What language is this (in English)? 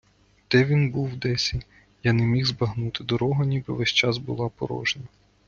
Ukrainian